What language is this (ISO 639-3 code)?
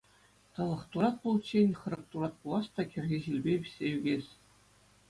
chv